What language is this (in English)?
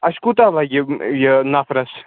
Kashmiri